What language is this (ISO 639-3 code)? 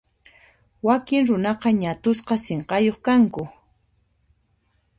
qxp